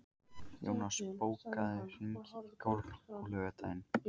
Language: Icelandic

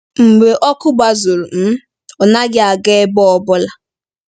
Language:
Igbo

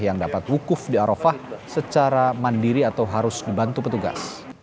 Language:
Indonesian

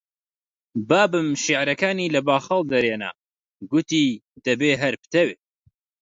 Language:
Central Kurdish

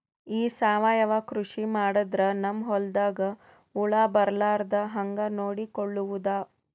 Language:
Kannada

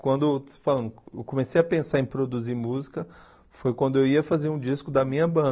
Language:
Portuguese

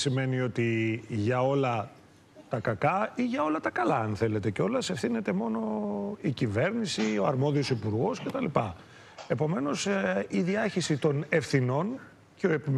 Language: Greek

